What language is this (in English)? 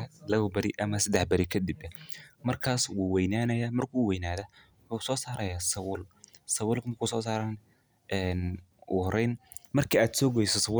Somali